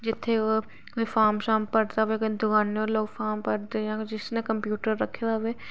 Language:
Dogri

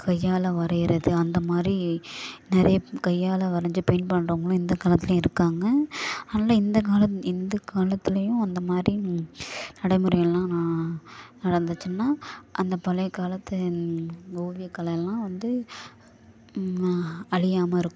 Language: Tamil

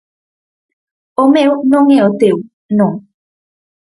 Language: Galician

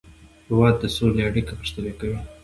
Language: Pashto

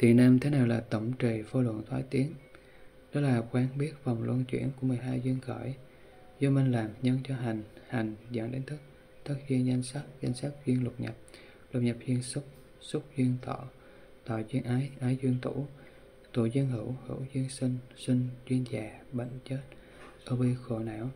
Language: Vietnamese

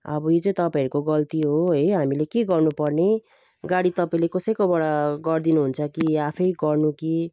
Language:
Nepali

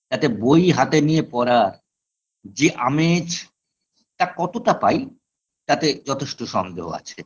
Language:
Bangla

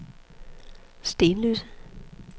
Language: Danish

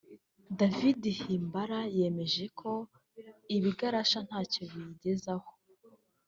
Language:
Kinyarwanda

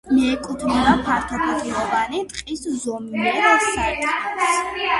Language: Georgian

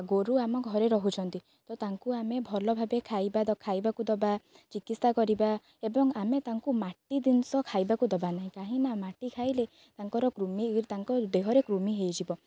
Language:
Odia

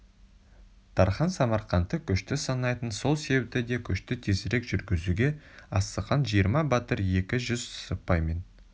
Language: Kazakh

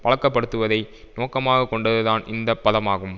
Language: Tamil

